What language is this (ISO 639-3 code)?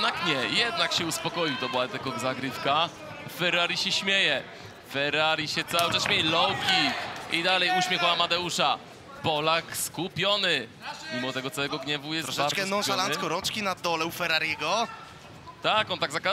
pol